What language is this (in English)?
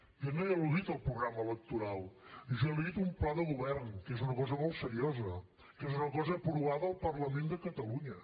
Catalan